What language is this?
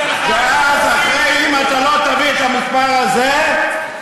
Hebrew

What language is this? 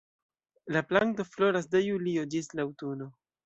Esperanto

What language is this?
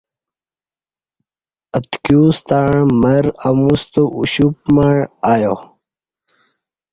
Kati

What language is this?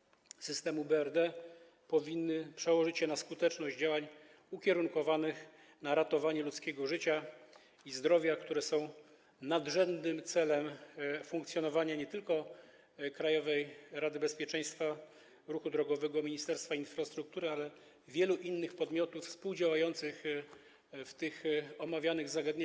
Polish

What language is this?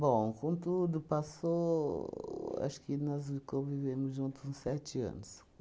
Portuguese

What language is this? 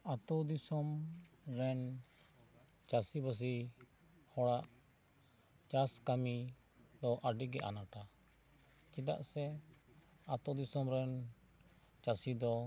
Santali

